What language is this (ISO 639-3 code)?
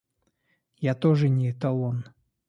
rus